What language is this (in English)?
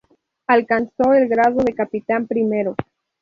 Spanish